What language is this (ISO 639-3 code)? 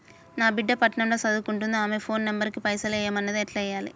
tel